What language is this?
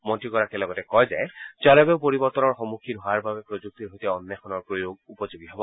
Assamese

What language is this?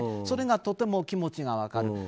Japanese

